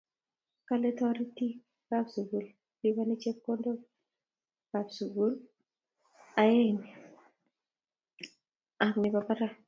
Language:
Kalenjin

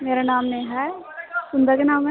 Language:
Dogri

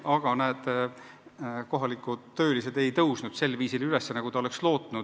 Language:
Estonian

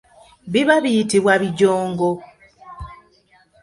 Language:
Ganda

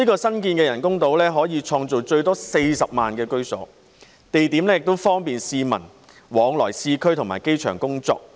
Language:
Cantonese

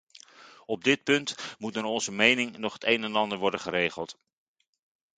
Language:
Dutch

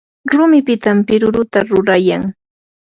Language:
Yanahuanca Pasco Quechua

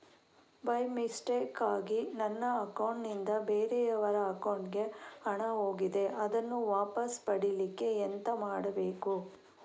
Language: Kannada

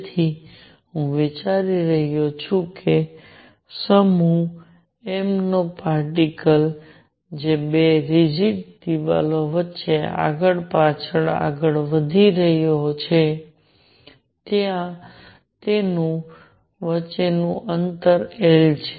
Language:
Gujarati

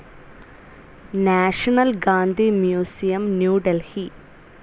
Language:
Malayalam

